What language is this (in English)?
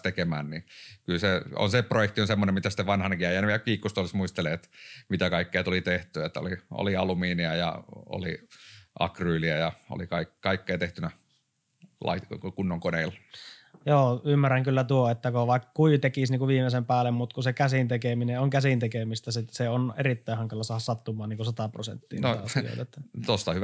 Finnish